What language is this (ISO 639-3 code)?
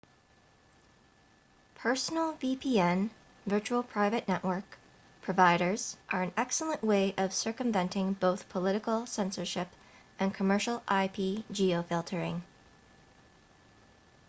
eng